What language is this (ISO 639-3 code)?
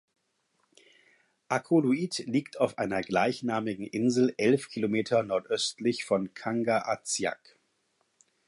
deu